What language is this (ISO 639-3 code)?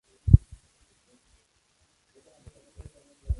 spa